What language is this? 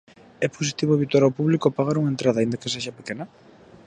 Galician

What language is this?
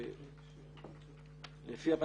Hebrew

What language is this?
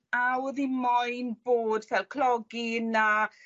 Welsh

